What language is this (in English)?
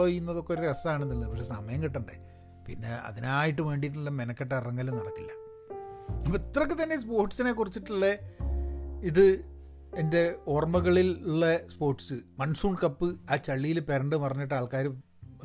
Malayalam